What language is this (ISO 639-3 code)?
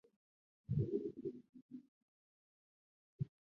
zho